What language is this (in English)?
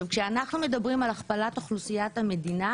Hebrew